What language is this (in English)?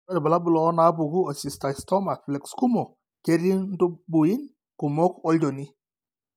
Masai